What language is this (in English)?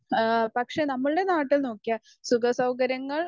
Malayalam